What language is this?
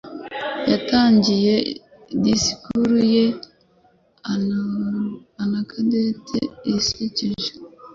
Kinyarwanda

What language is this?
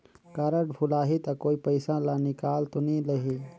Chhattisgarhi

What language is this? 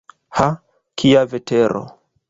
Esperanto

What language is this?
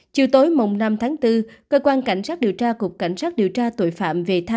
Vietnamese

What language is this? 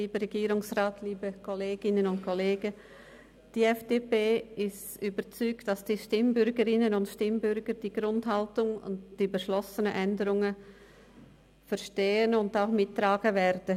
Swiss German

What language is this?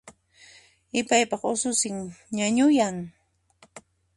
Puno Quechua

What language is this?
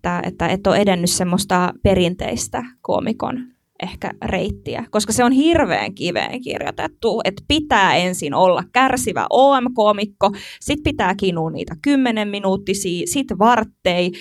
Finnish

